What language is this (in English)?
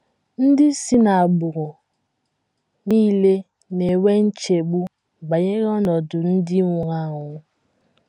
Igbo